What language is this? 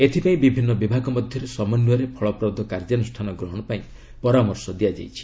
Odia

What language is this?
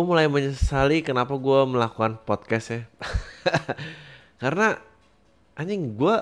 Indonesian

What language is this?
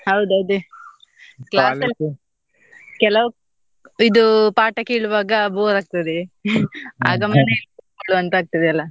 Kannada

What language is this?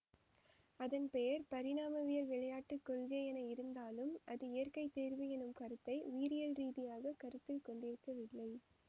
Tamil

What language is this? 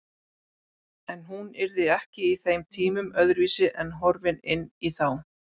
Icelandic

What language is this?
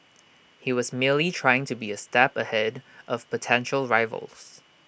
English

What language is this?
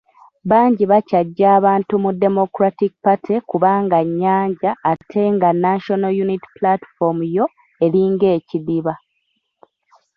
Ganda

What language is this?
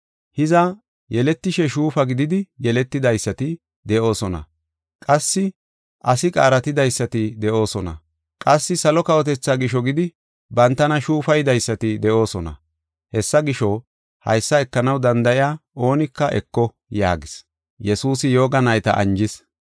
Gofa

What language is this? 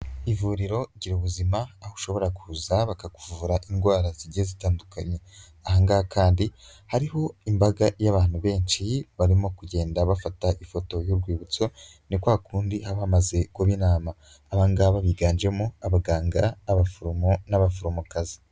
Kinyarwanda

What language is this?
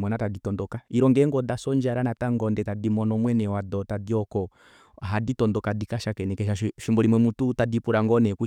Kuanyama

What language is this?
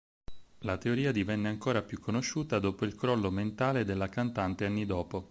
Italian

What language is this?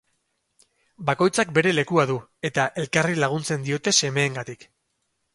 Basque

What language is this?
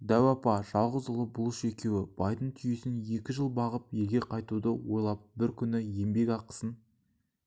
Kazakh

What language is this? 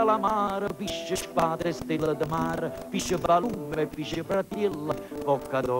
Italian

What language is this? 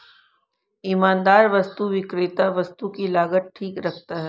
Hindi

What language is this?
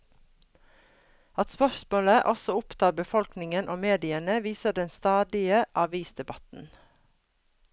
Norwegian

